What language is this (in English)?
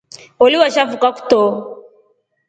Rombo